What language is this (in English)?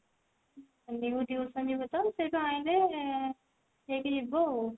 Odia